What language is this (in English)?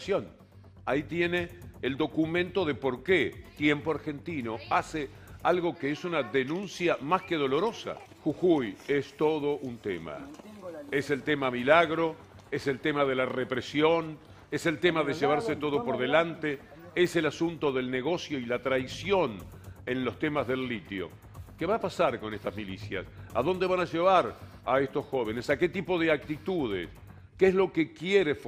Spanish